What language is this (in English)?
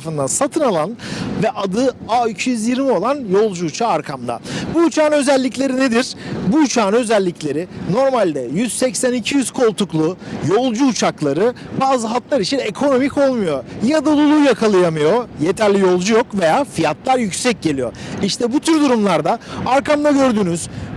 Turkish